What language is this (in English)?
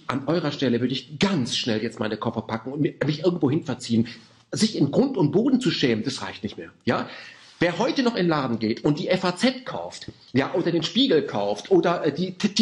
German